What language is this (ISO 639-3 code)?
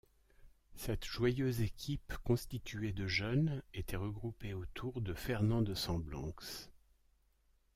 fra